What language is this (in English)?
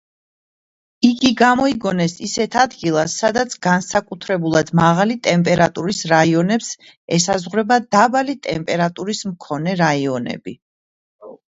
Georgian